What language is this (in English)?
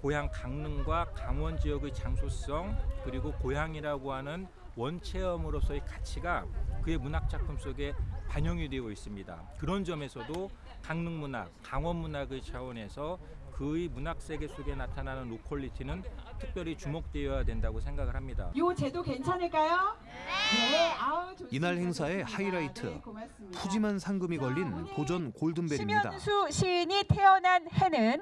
Korean